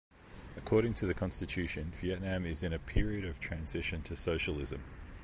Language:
English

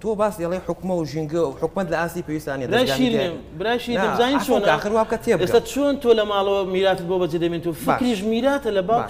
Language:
Arabic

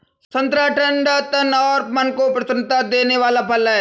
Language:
Hindi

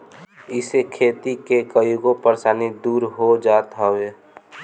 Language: Bhojpuri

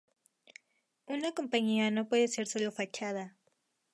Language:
Spanish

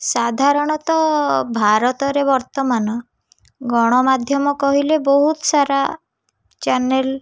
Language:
Odia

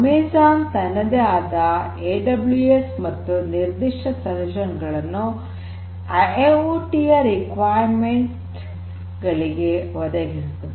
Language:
Kannada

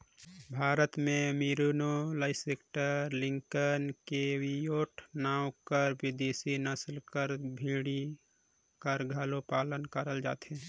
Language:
Chhattisgarhi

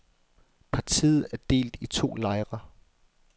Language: Danish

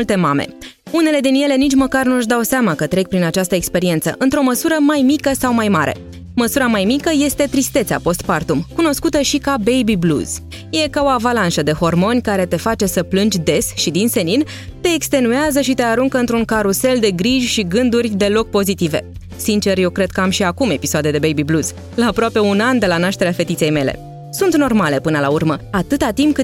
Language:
Romanian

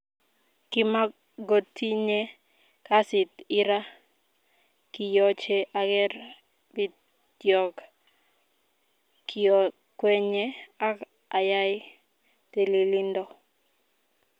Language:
Kalenjin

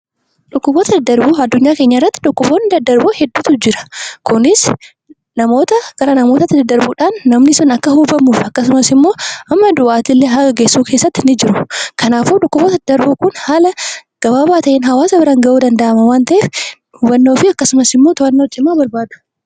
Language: Oromo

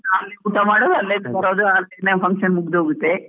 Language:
Kannada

